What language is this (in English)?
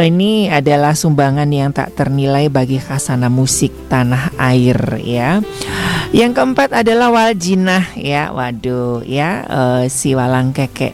Indonesian